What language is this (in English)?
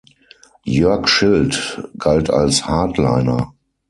German